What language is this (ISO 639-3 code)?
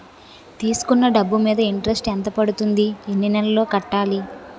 tel